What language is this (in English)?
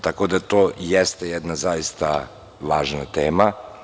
Serbian